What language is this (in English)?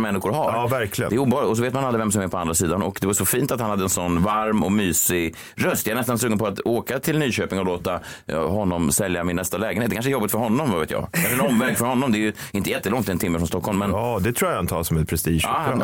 Swedish